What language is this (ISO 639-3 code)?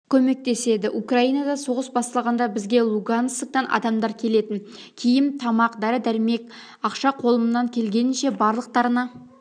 kaz